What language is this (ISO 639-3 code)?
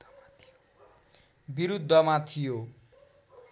nep